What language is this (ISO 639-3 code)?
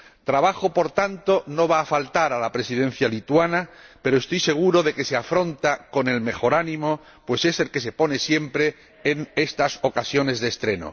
spa